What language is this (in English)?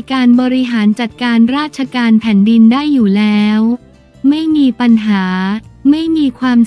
Thai